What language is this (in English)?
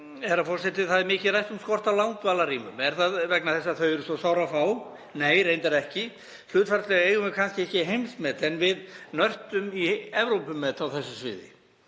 Icelandic